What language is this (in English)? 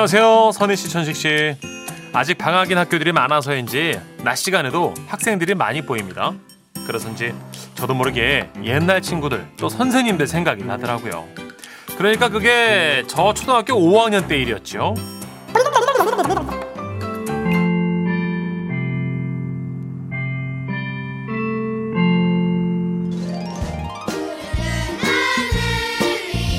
Korean